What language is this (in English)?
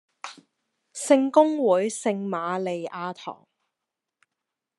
Cantonese